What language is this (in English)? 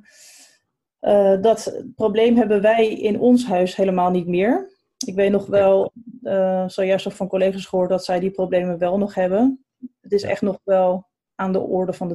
Dutch